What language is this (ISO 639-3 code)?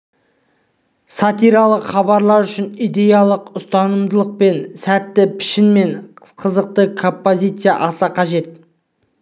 kaz